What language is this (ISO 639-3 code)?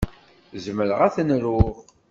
kab